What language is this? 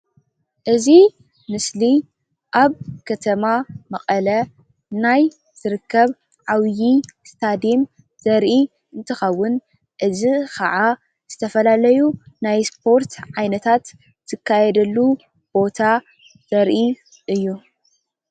Tigrinya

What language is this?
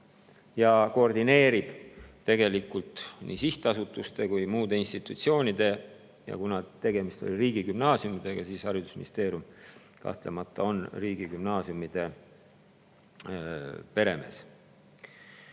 Estonian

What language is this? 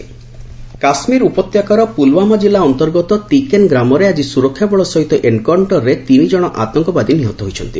Odia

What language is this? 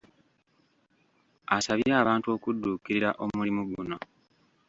Ganda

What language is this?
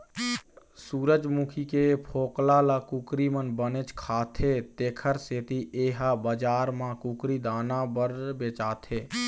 Chhattisgarhi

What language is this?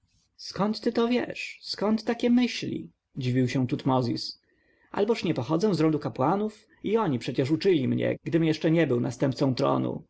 Polish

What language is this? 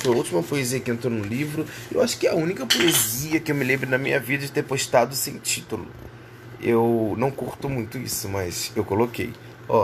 Portuguese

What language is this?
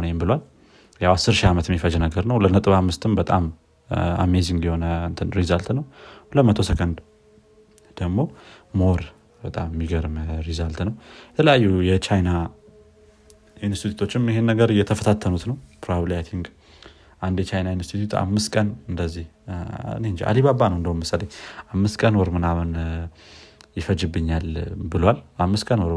Amharic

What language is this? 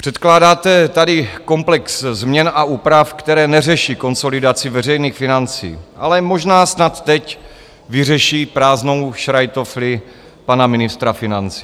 Czech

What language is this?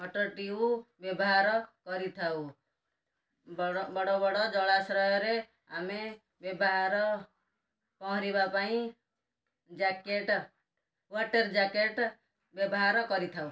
Odia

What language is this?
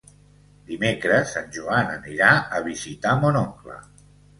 Catalan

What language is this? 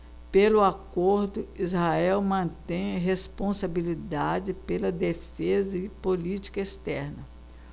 Portuguese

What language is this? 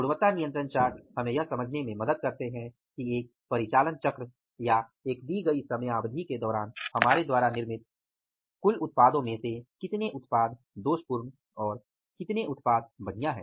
Hindi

